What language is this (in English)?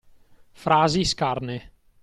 Italian